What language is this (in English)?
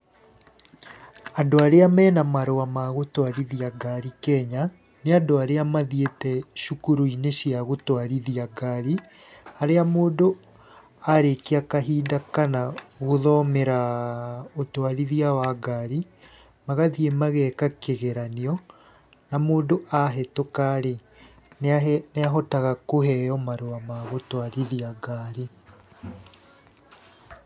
Kikuyu